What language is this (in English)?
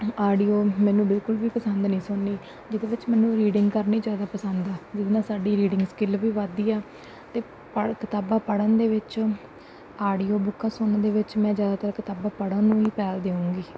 Punjabi